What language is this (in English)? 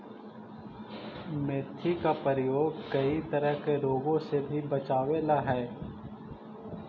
Magahi